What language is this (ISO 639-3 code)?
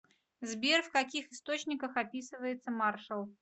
rus